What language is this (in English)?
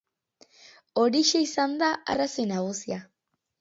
Basque